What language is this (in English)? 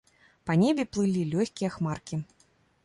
Belarusian